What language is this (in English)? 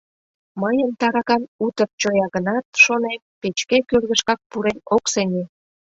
Mari